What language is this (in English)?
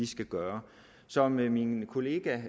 Danish